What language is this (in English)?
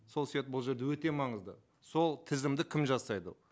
Kazakh